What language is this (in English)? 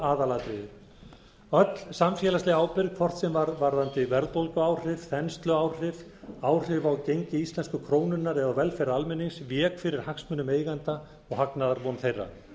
Icelandic